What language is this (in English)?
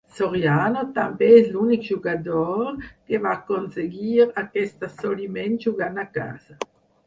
Catalan